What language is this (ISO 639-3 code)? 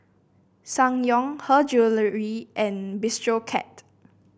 eng